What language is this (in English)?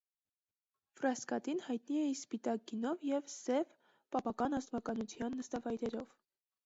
Armenian